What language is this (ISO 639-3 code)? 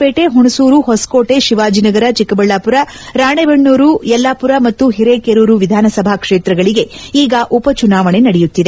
kan